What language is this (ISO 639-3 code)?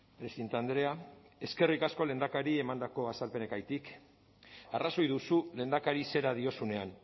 eus